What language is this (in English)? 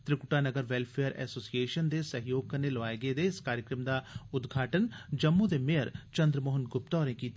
Dogri